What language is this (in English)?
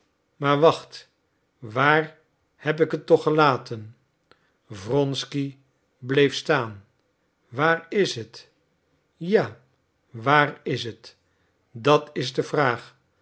Dutch